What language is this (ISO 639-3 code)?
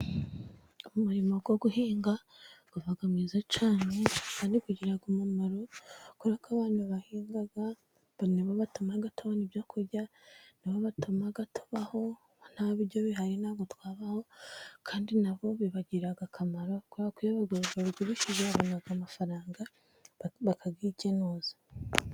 kin